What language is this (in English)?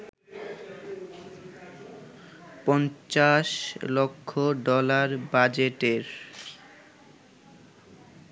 Bangla